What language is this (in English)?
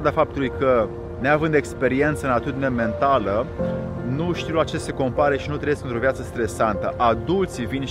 Romanian